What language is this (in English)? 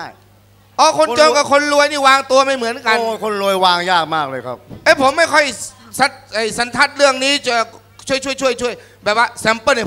Thai